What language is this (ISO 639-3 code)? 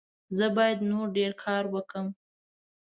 pus